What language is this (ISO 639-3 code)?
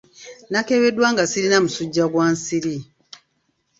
lug